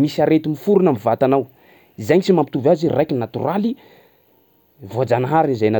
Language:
Sakalava Malagasy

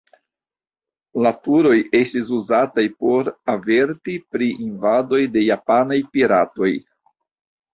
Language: Esperanto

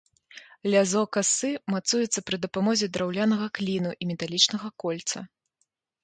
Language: Belarusian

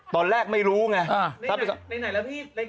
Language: Thai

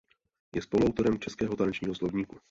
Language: Czech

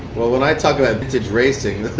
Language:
English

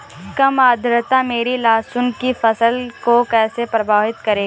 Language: Hindi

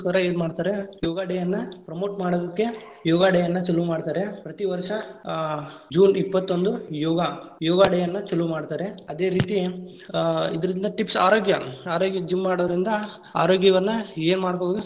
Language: Kannada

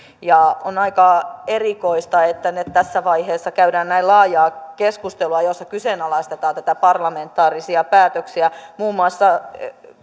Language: Finnish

